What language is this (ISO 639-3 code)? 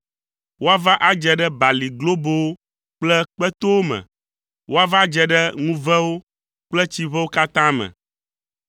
ewe